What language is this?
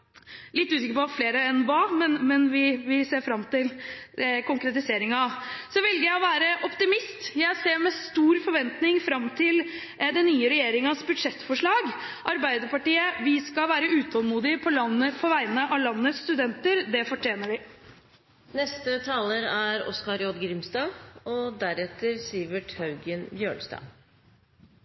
Norwegian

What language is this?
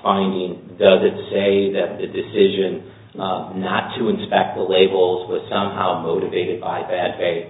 English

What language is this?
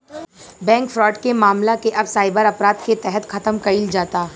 Bhojpuri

